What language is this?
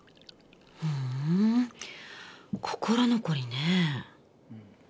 Japanese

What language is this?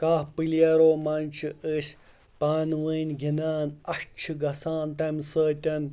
Kashmiri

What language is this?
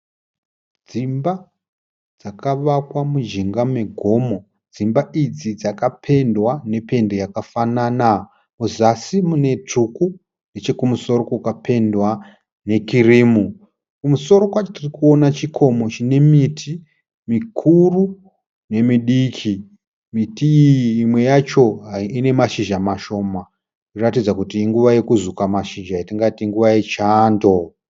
Shona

